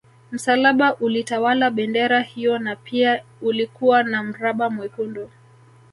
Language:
Swahili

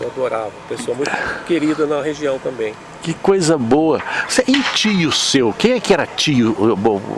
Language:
Portuguese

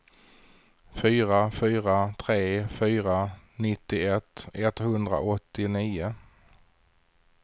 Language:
Swedish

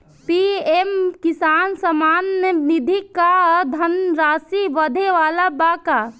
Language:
Bhojpuri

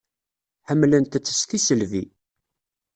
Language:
Kabyle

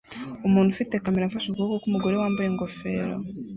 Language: Kinyarwanda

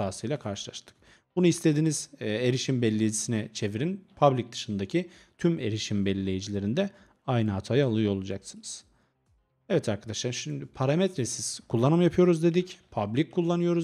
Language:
Turkish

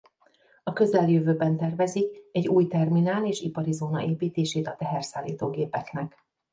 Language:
Hungarian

